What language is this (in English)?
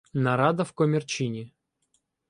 Ukrainian